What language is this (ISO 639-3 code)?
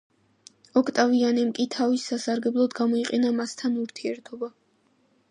kat